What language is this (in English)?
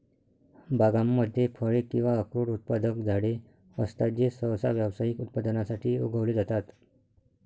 Marathi